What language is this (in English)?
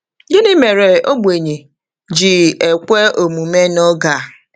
Igbo